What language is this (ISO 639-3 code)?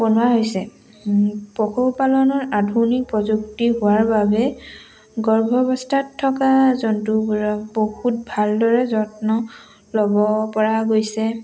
asm